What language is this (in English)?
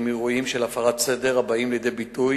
Hebrew